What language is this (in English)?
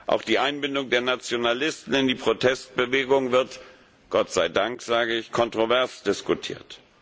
German